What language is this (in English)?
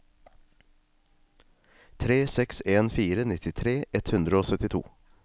Norwegian